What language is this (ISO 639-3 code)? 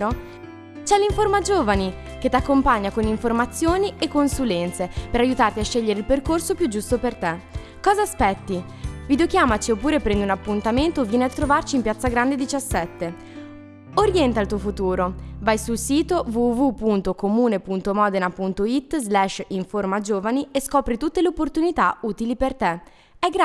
ita